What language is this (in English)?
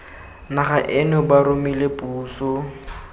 Tswana